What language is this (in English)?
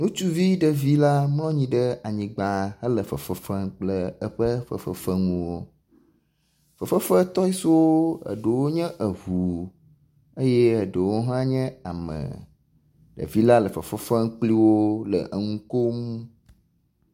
Ewe